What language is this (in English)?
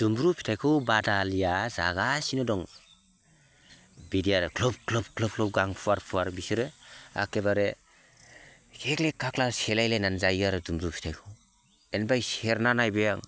Bodo